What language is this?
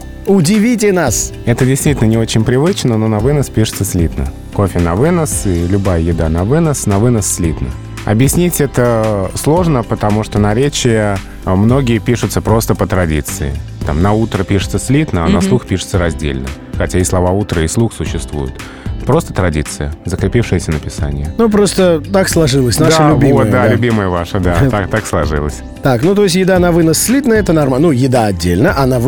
Russian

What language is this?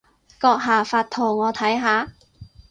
Cantonese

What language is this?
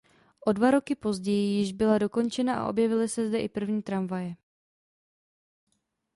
Czech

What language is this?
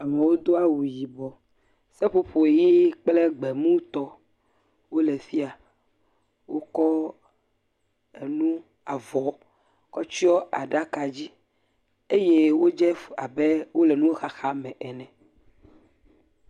Ewe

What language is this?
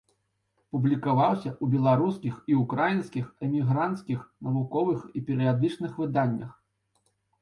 Belarusian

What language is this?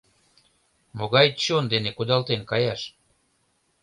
Mari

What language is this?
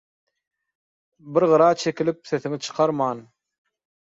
Turkmen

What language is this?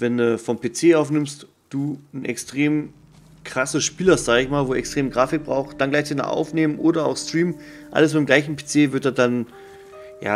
German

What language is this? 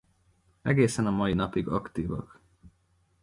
Hungarian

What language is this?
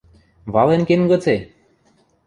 Western Mari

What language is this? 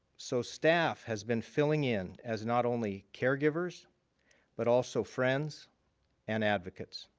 English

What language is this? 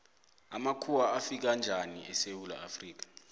South Ndebele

